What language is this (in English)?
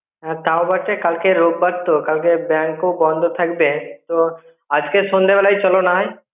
Bangla